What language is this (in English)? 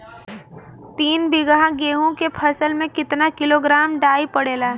Bhojpuri